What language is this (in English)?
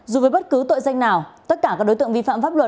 Vietnamese